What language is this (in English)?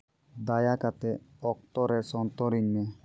Santali